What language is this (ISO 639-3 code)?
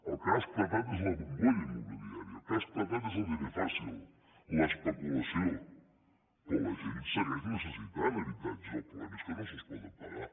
cat